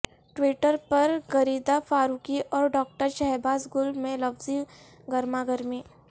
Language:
Urdu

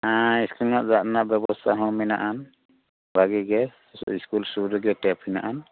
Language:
Santali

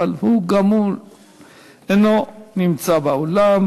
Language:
Hebrew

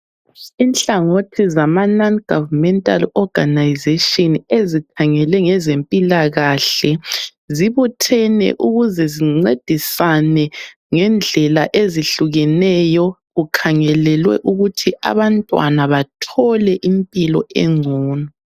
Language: North Ndebele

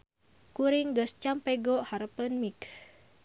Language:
Sundanese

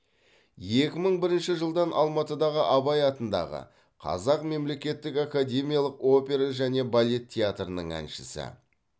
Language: Kazakh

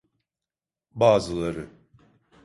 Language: Turkish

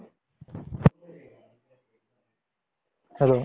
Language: Assamese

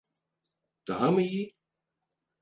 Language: Turkish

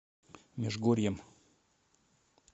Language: Russian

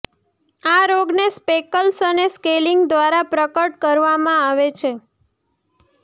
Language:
Gujarati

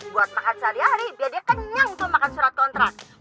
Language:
Indonesian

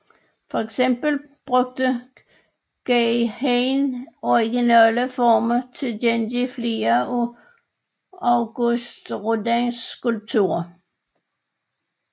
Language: Danish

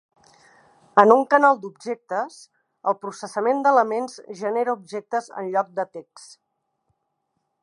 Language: Catalan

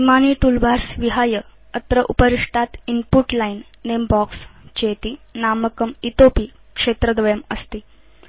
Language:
Sanskrit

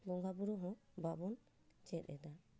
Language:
Santali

